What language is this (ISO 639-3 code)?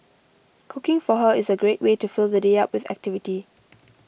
eng